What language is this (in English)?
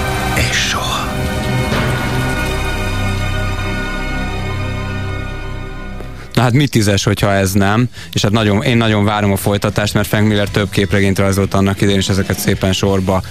Hungarian